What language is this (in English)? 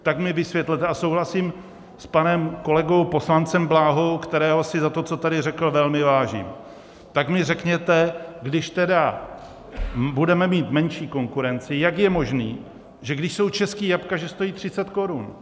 Czech